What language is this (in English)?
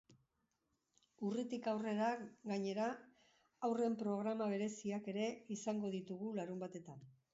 Basque